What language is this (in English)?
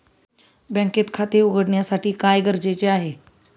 Marathi